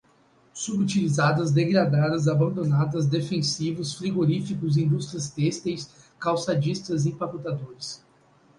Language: Portuguese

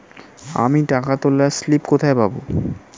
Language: Bangla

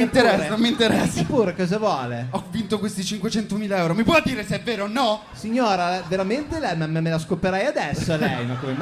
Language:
Italian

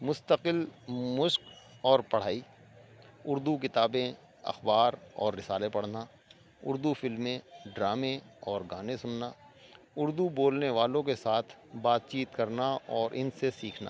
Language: Urdu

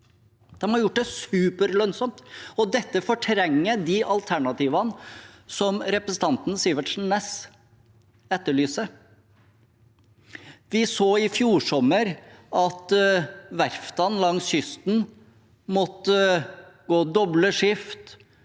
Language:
Norwegian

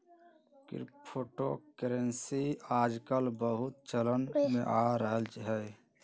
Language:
Magahi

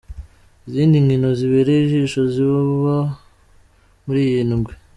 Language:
Kinyarwanda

